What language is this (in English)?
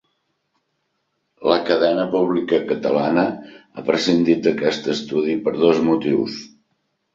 Catalan